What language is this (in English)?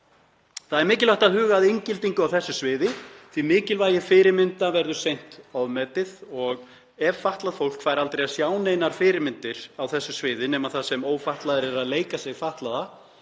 Icelandic